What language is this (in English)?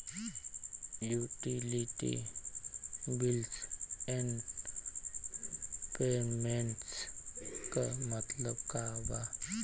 Bhojpuri